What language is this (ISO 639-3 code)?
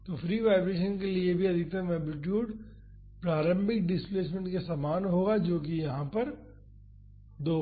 hin